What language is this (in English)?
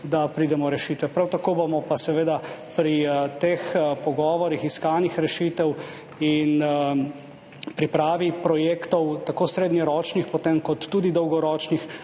Slovenian